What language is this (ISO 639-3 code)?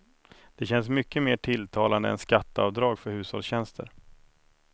swe